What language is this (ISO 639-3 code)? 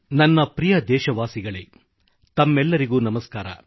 kan